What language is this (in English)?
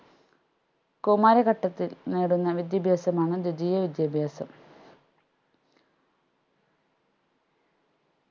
Malayalam